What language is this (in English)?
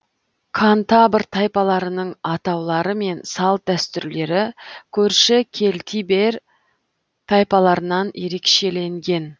Kazakh